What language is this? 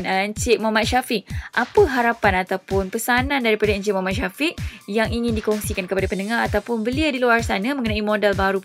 Malay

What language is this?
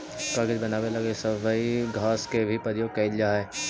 Magahi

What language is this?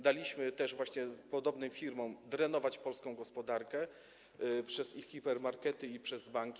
Polish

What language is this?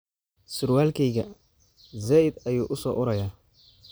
Somali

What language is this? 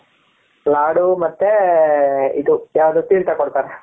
Kannada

